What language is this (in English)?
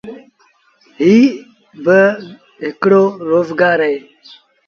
Sindhi Bhil